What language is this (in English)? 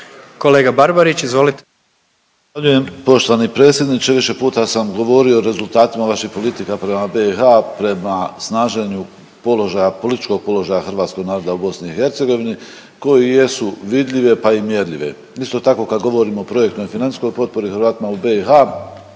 Croatian